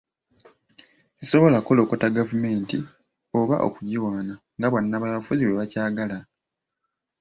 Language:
Ganda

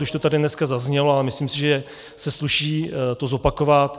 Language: Czech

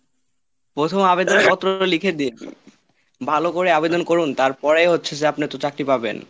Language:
Bangla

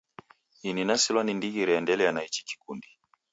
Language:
Taita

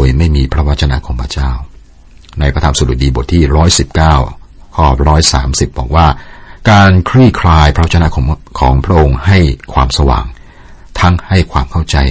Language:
Thai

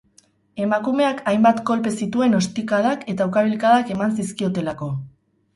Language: Basque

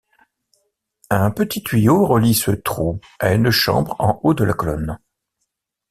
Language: French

